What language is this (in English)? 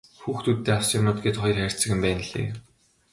Mongolian